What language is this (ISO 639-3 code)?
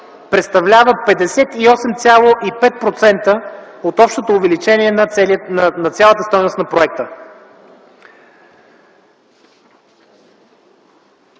bul